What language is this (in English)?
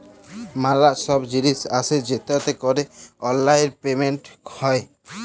Bangla